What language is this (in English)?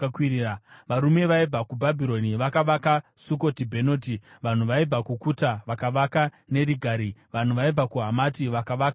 Shona